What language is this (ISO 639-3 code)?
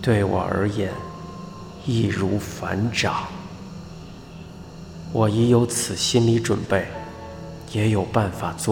zho